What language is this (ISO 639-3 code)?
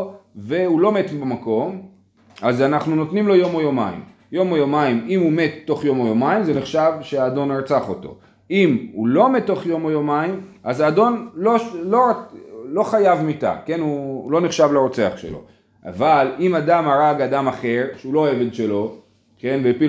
heb